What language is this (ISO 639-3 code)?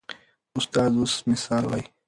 pus